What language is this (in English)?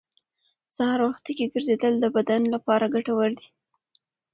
Pashto